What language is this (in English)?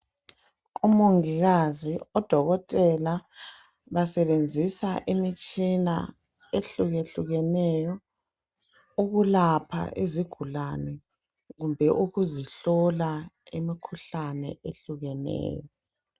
North Ndebele